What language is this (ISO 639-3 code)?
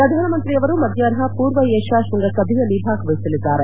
kan